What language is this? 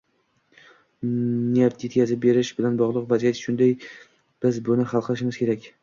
Uzbek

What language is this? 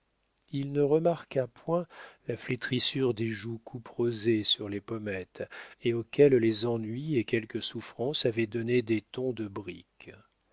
French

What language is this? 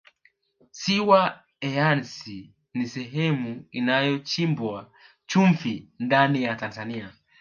Swahili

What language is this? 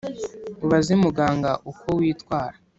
Kinyarwanda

